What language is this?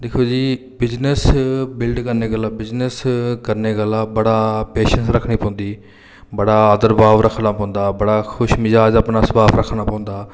Dogri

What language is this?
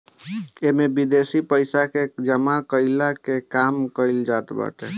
Bhojpuri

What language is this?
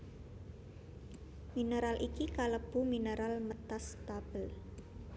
Javanese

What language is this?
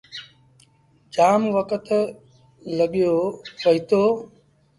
Sindhi Bhil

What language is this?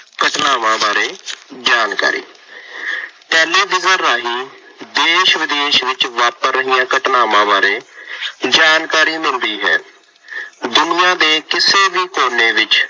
Punjabi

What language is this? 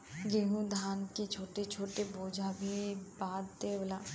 Bhojpuri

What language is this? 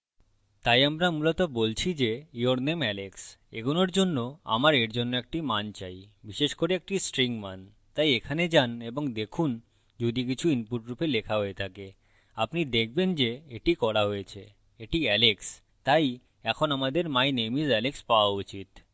Bangla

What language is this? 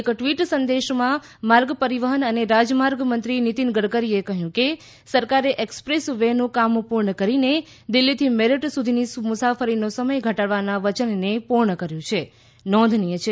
Gujarati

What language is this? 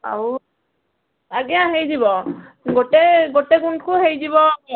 Odia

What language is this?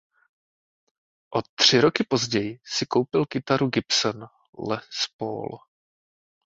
Czech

